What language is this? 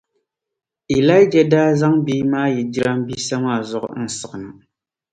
Dagbani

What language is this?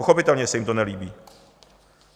Czech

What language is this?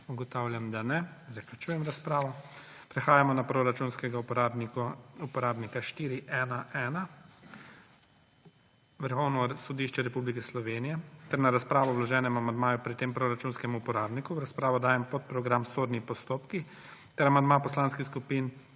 Slovenian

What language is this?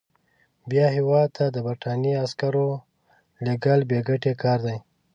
Pashto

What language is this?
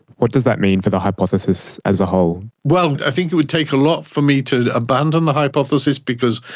English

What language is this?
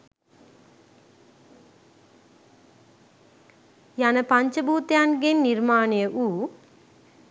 Sinhala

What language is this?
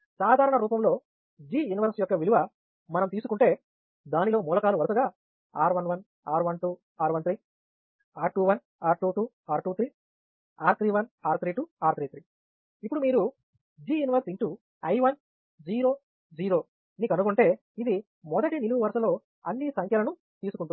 Telugu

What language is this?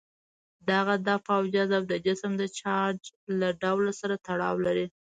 Pashto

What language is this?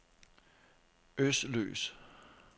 Danish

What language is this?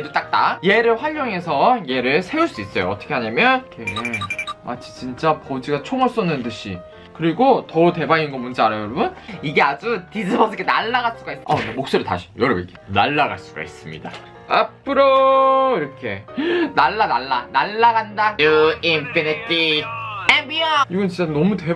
Korean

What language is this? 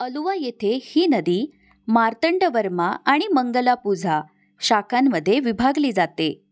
Marathi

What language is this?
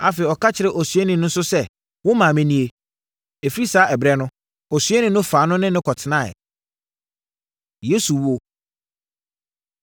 Akan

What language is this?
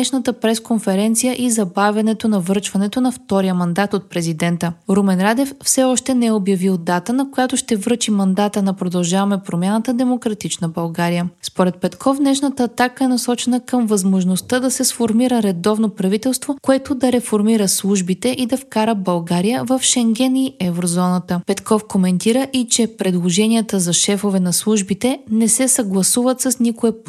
Bulgarian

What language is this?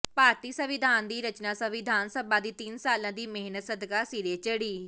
Punjabi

